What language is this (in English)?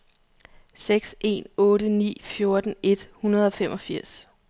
Danish